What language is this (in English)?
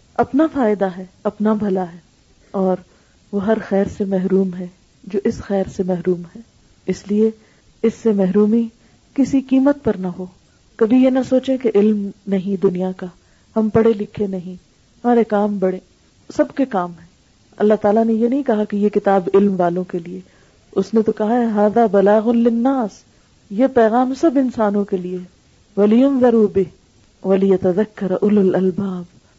Urdu